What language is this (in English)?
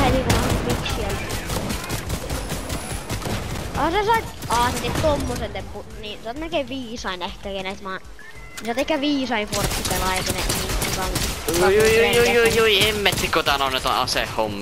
Finnish